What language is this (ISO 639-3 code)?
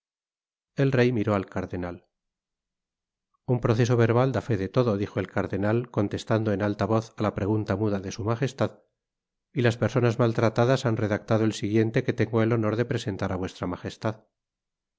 spa